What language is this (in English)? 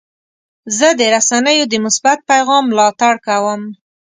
Pashto